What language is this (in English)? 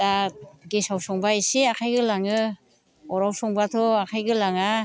Bodo